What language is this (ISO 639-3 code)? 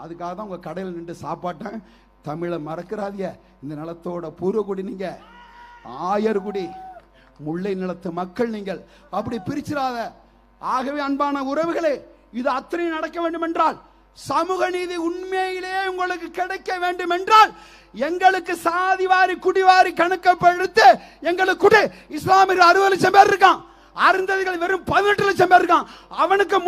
ara